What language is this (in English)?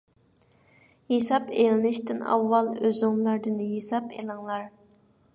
Uyghur